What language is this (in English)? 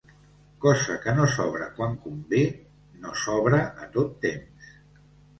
Catalan